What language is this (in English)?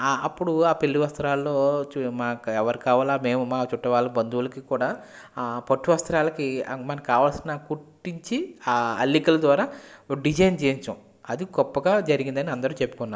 Telugu